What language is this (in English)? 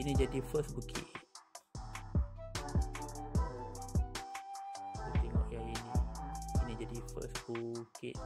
Malay